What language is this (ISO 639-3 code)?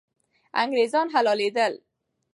pus